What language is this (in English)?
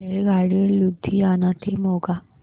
Marathi